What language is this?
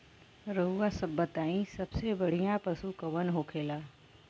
Bhojpuri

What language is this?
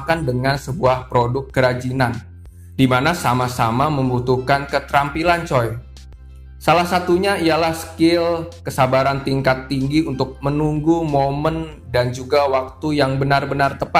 Indonesian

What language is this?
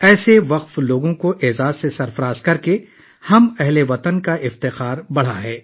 Urdu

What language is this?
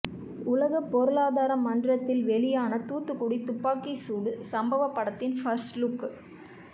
Tamil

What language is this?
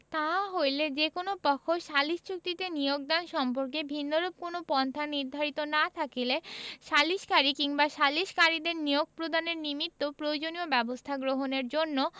Bangla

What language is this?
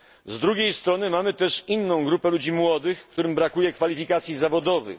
Polish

